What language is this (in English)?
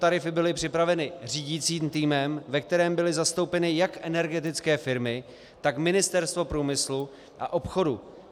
Czech